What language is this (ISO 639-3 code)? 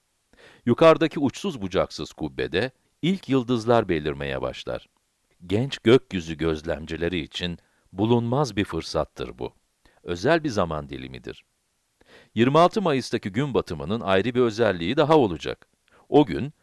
tur